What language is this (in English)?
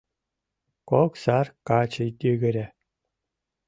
Mari